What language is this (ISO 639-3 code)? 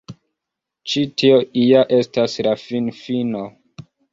epo